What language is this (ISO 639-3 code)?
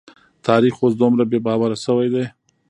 pus